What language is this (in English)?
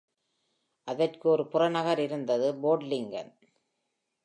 Tamil